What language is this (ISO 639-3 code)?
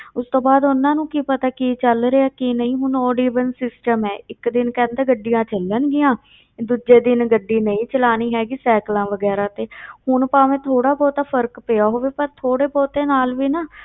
pan